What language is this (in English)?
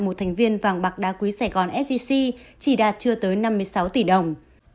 Vietnamese